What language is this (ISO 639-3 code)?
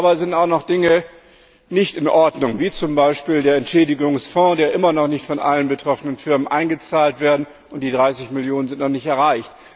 deu